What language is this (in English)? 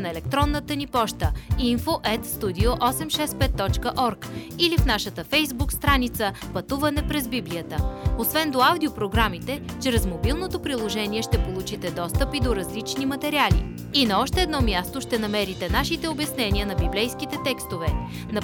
Bulgarian